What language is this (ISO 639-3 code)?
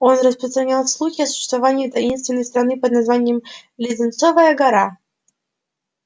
rus